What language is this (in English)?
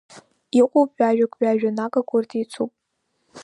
Abkhazian